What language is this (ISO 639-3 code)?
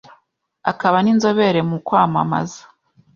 kin